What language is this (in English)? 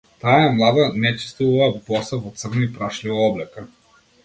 Macedonian